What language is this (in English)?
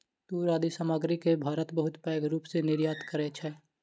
Maithili